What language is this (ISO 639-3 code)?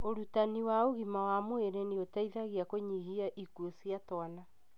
kik